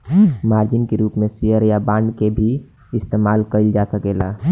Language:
Bhojpuri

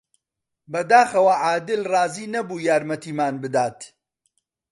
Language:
Central Kurdish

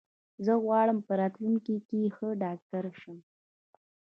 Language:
Pashto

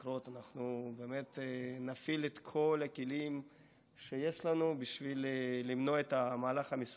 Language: Hebrew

